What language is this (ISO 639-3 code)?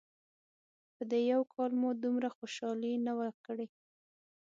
pus